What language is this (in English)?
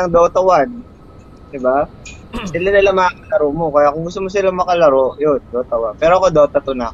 Filipino